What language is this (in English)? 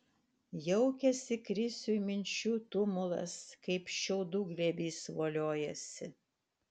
Lithuanian